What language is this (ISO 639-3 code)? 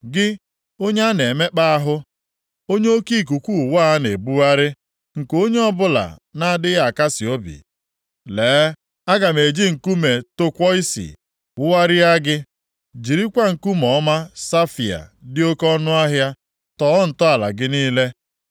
ibo